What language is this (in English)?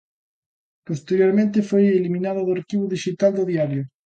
Galician